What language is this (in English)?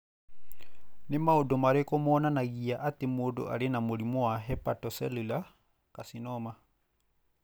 Kikuyu